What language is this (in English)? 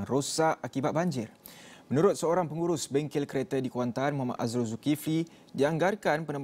Malay